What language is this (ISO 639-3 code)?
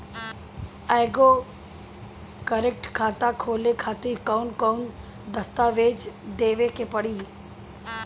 bho